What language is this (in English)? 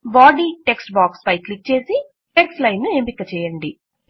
Telugu